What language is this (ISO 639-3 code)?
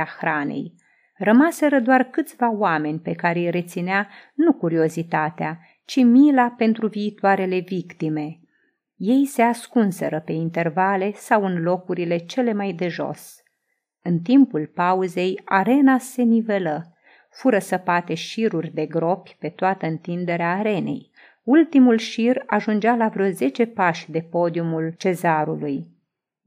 ron